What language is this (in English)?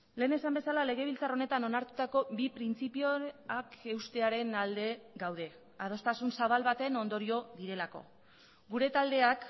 Basque